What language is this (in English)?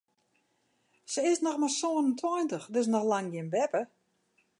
Western Frisian